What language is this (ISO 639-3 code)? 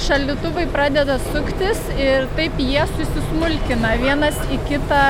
lit